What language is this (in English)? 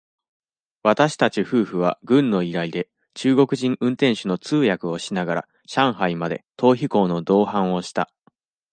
Japanese